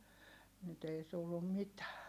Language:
Finnish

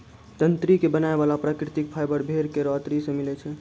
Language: Maithili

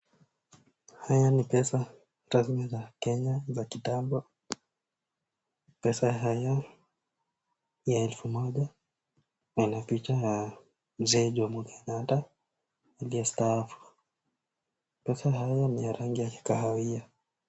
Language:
Swahili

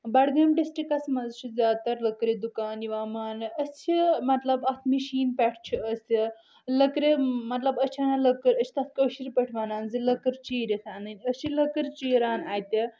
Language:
Kashmiri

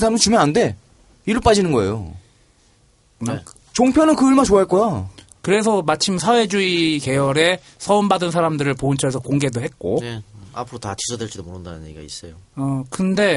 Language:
Korean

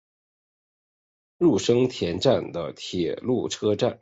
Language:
Chinese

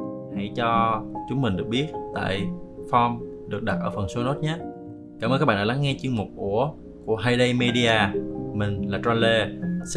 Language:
Vietnamese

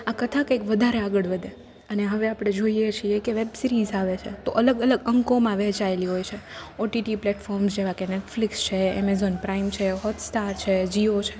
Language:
Gujarati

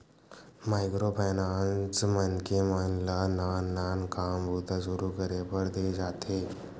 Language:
Chhattisgarhi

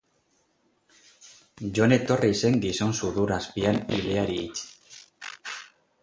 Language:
Basque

